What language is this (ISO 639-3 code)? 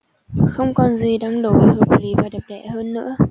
vie